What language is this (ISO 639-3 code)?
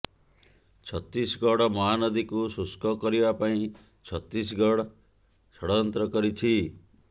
ori